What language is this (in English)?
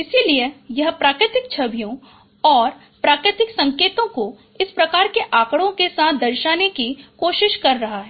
Hindi